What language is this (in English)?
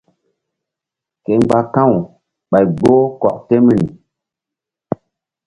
Mbum